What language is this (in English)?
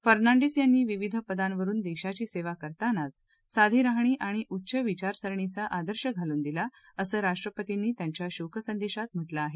Marathi